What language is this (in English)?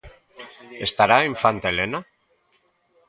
Galician